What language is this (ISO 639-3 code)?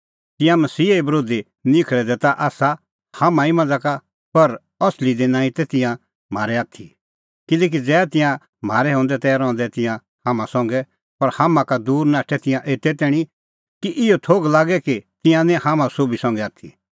kfx